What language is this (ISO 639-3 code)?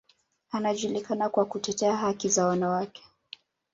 swa